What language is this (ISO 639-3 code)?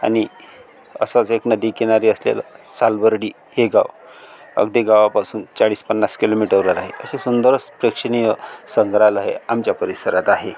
mar